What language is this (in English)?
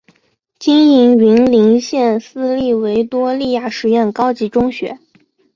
Chinese